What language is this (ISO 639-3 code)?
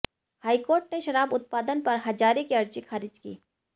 hin